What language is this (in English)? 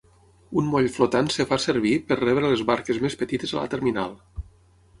Catalan